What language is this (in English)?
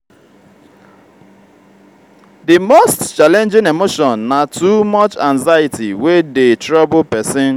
Nigerian Pidgin